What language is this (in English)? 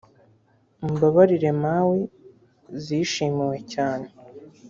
Kinyarwanda